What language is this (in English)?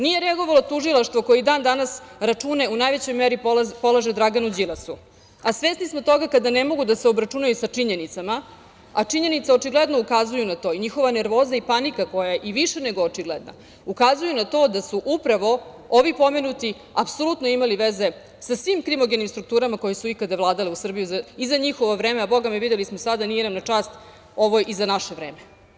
Serbian